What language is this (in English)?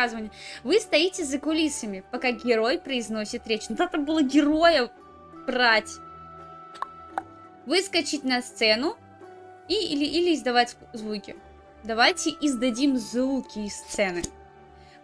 Russian